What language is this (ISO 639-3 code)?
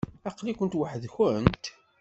kab